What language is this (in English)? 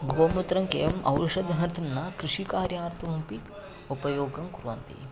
Sanskrit